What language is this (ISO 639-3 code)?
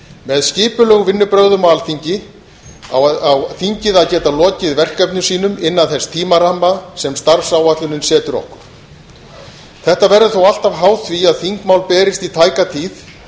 isl